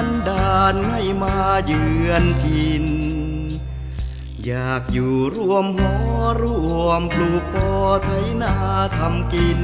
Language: Thai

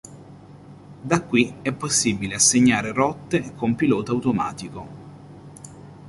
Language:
Italian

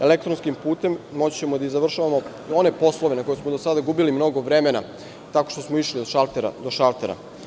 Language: Serbian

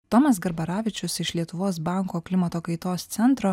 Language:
Lithuanian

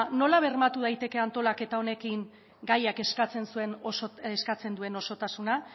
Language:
Basque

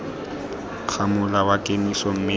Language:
Tswana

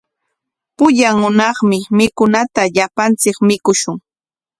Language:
Corongo Ancash Quechua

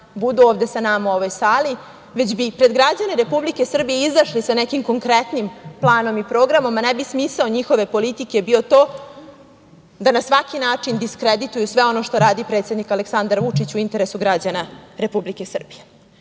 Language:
Serbian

